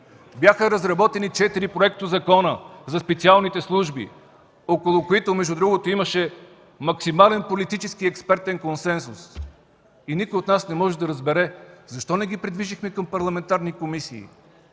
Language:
Bulgarian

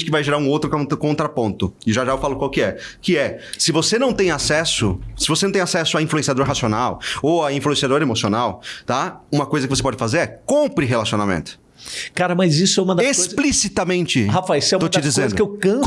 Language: Portuguese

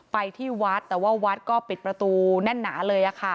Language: Thai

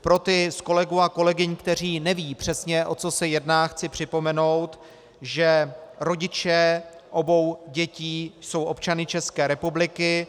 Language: Czech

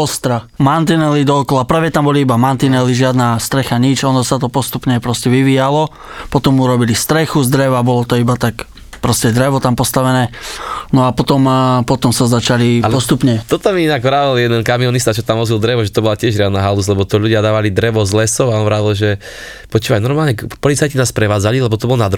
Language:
Slovak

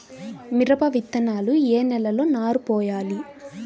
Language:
Telugu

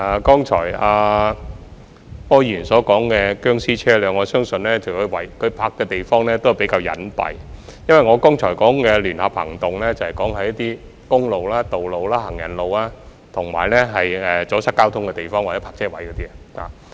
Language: Cantonese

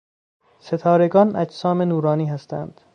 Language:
Persian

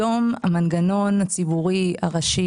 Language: Hebrew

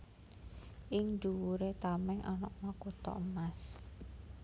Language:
Javanese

